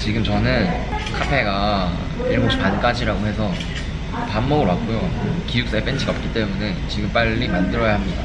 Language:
Korean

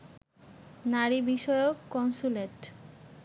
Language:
Bangla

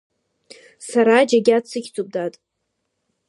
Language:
Abkhazian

